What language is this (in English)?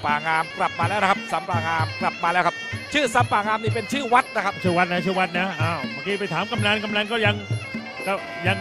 Thai